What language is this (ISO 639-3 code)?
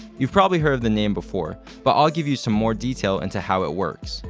eng